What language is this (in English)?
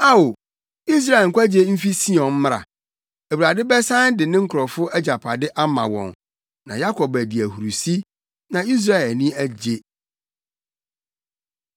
Akan